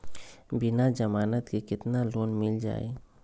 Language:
Magahi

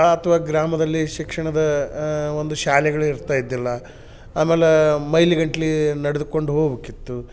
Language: Kannada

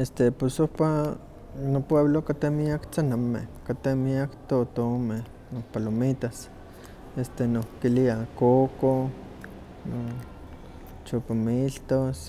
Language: Huaxcaleca Nahuatl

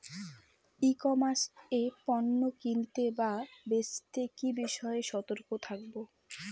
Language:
Bangla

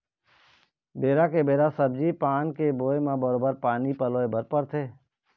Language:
Chhattisgarhi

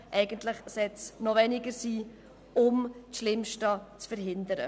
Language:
Swiss German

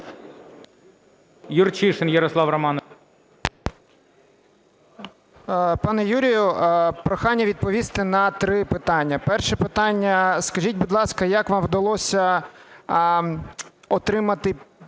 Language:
Ukrainian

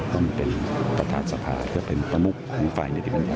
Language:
Thai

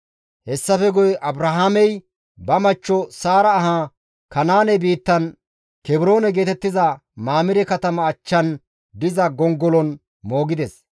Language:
Gamo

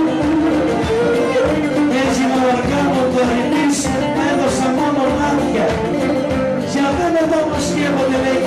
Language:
Greek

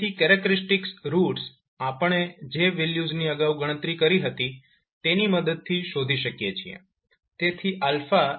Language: Gujarati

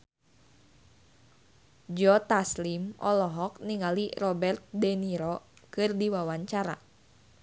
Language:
Sundanese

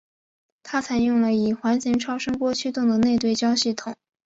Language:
Chinese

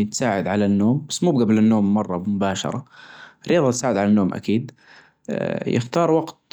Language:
Najdi Arabic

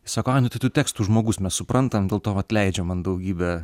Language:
Lithuanian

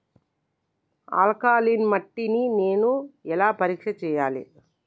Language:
Telugu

